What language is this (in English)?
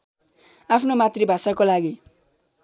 Nepali